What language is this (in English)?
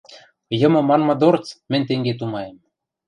Western Mari